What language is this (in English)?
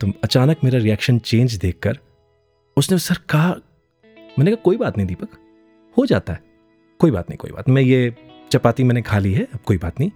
Hindi